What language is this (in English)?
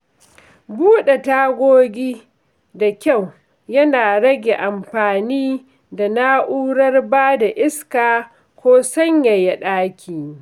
Hausa